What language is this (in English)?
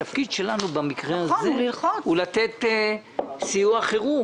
Hebrew